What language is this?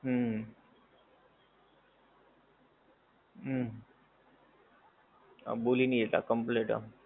Gujarati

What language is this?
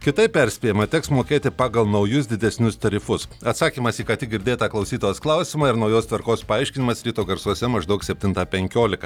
Lithuanian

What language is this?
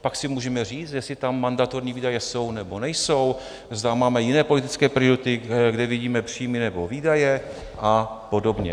Czech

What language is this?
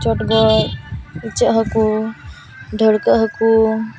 Santali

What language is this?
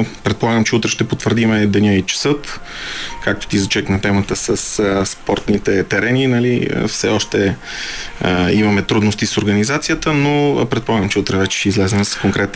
Bulgarian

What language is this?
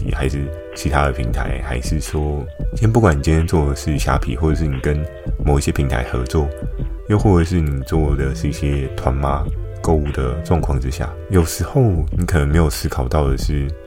Chinese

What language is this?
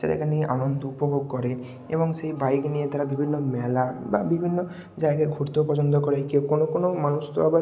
Bangla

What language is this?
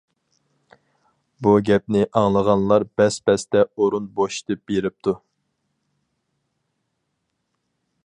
Uyghur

